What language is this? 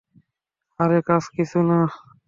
Bangla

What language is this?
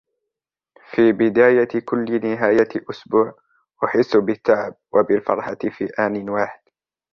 Arabic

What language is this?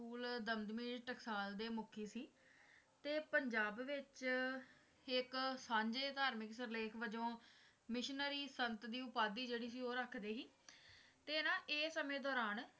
Punjabi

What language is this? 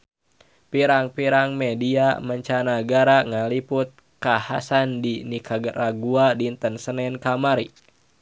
Sundanese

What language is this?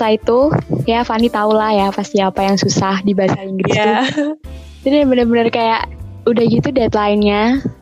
Indonesian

